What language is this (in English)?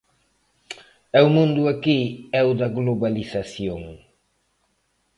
Galician